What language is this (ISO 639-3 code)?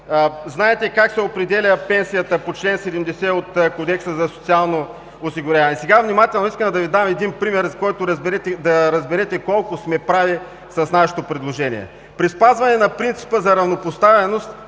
bul